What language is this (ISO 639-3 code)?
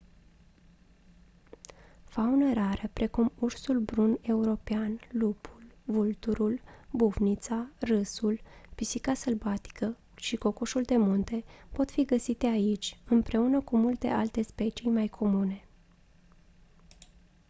ron